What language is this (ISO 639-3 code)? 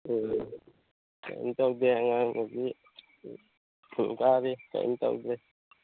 mni